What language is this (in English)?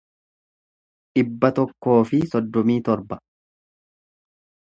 Oromo